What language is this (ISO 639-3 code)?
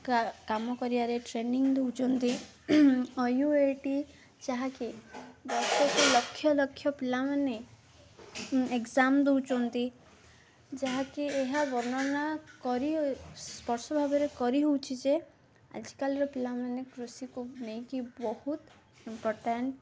ori